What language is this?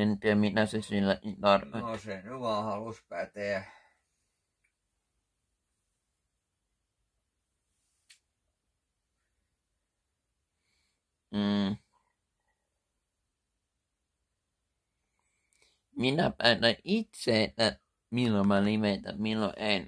Finnish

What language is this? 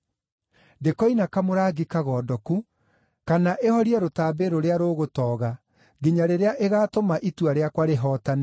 Kikuyu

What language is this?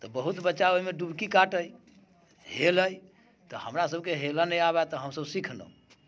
Maithili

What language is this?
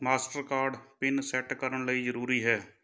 Punjabi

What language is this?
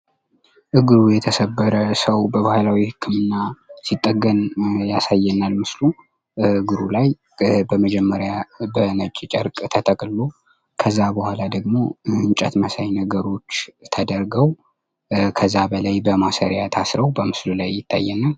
Amharic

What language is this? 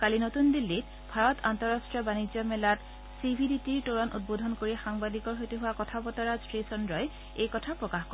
Assamese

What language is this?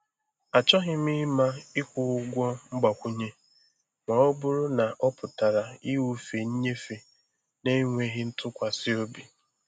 Igbo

